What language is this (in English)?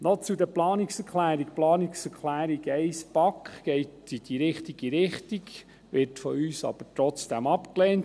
Swiss German